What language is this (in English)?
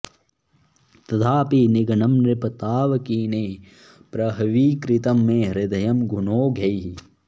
Sanskrit